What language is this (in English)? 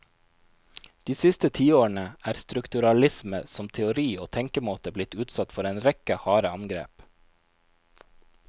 Norwegian